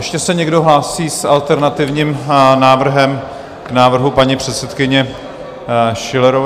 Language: Czech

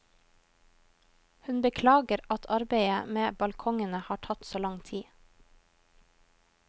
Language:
Norwegian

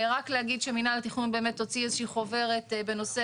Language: Hebrew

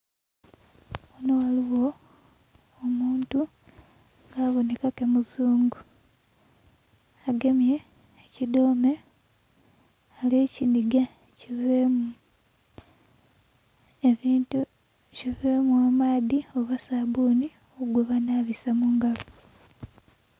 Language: Soga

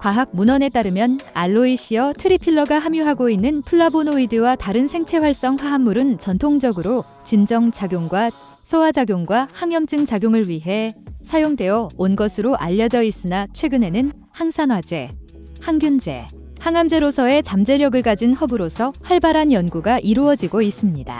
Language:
Korean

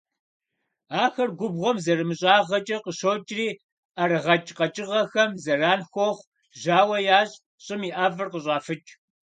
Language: Kabardian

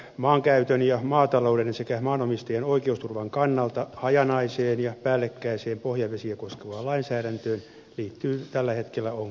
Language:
Finnish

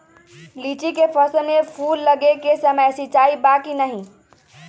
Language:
Magahi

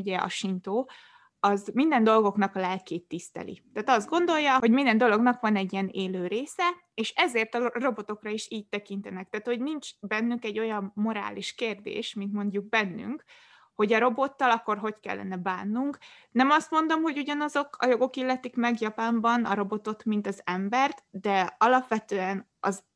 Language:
Hungarian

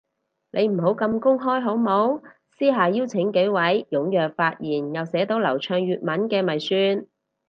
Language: Cantonese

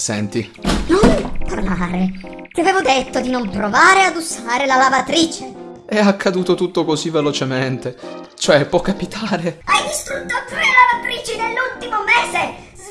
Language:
Italian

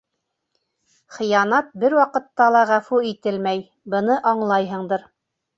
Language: Bashkir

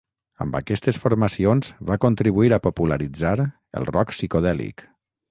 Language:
Catalan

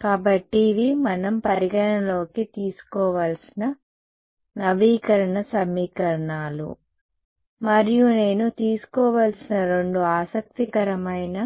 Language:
Telugu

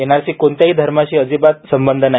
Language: Marathi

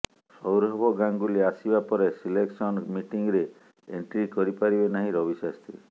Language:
Odia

